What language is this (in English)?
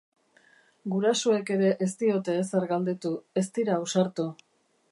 Basque